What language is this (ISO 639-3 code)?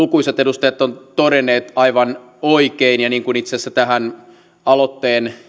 fin